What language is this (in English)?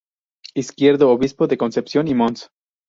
Spanish